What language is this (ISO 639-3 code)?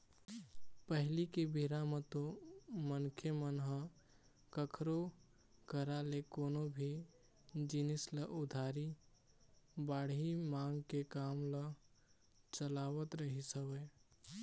hne